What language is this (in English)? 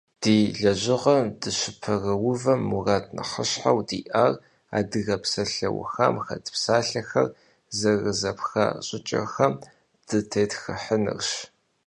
Kabardian